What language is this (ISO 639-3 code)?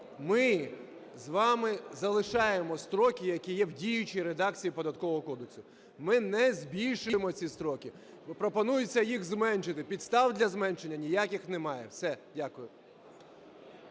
ukr